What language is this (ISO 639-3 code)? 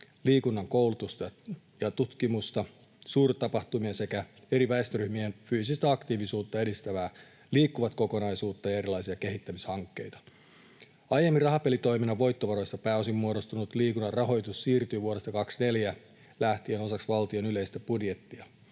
fin